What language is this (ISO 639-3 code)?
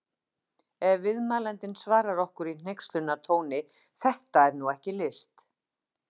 isl